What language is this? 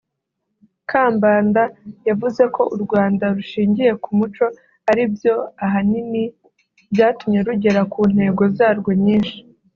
Kinyarwanda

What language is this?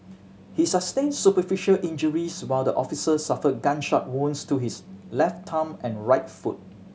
English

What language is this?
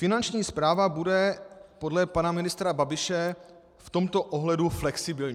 Czech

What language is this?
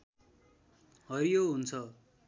Nepali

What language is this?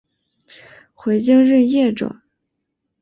Chinese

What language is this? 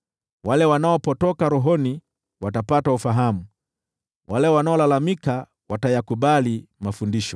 Swahili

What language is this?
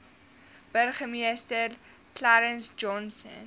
Afrikaans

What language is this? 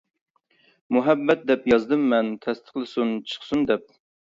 Uyghur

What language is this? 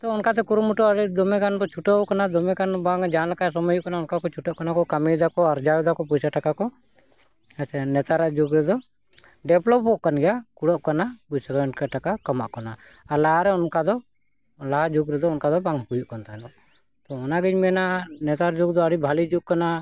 Santali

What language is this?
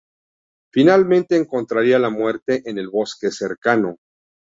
Spanish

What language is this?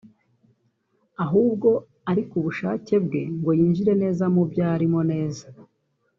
Kinyarwanda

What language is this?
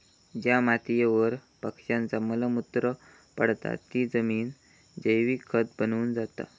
Marathi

